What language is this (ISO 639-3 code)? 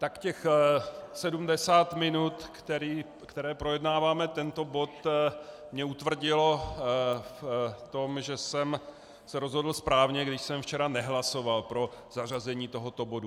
ces